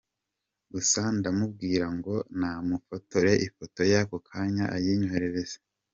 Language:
Kinyarwanda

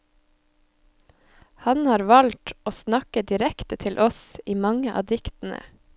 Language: Norwegian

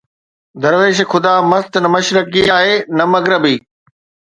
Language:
Sindhi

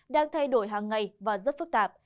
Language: Vietnamese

